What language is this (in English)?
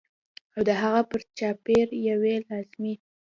Pashto